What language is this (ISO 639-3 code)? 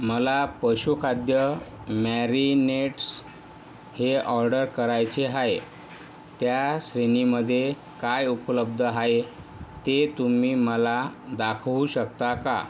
mar